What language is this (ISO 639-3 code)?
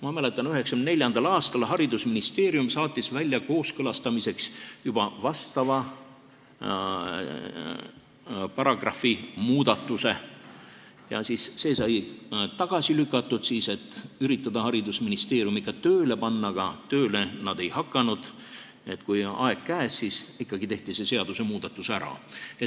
est